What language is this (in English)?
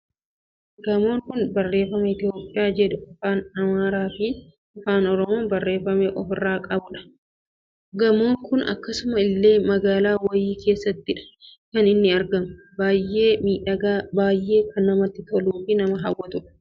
Oromo